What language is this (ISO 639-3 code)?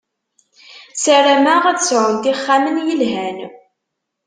kab